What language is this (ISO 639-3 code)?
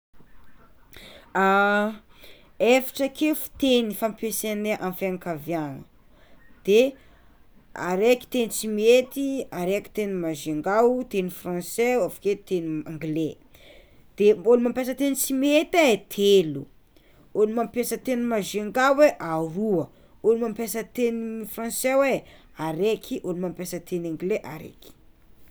xmw